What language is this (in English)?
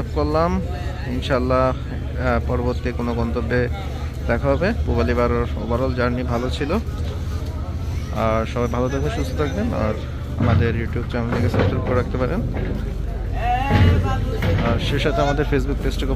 Turkish